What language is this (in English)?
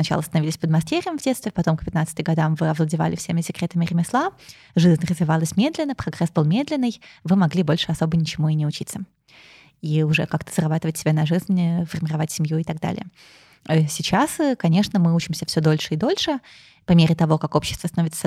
Russian